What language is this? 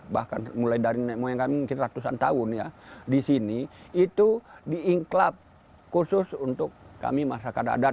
Indonesian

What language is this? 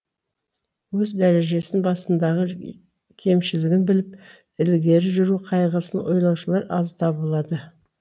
Kazakh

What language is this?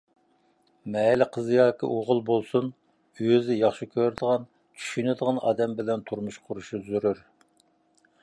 Uyghur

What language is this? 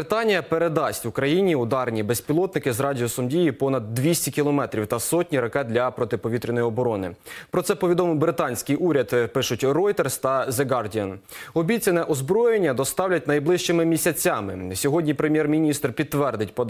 Ukrainian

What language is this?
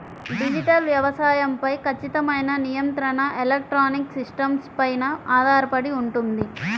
Telugu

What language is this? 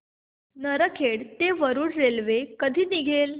Marathi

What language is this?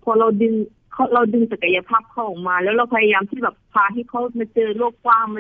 Thai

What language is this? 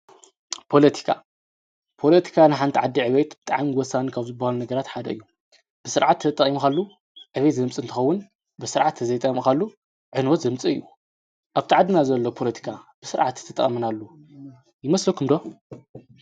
Tigrinya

